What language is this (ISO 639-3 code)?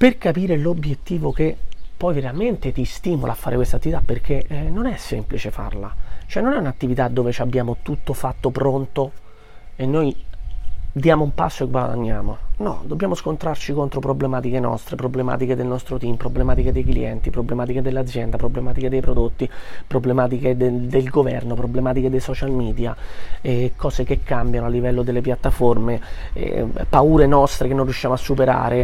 ita